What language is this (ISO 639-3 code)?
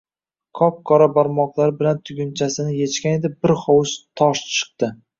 uzb